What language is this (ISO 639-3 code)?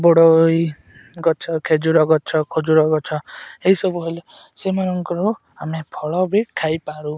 ori